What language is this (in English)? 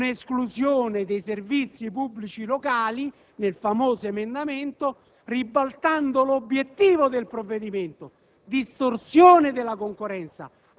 Italian